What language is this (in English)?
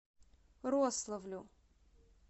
Russian